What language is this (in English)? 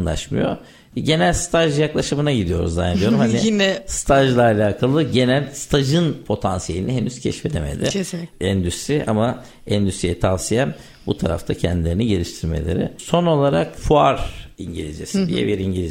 Turkish